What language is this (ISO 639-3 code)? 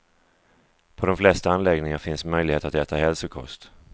swe